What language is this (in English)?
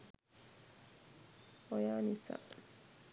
Sinhala